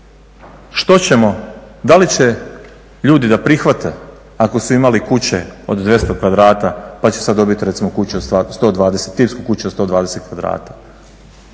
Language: Croatian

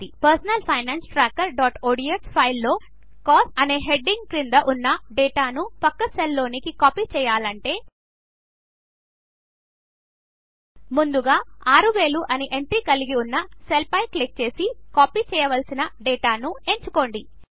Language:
Telugu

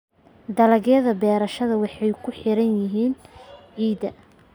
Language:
Somali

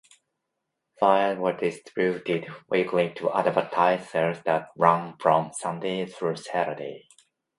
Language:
English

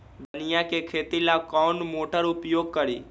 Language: Magahi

